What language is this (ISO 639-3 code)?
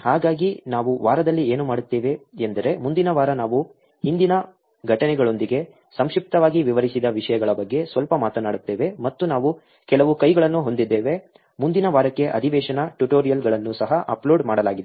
kan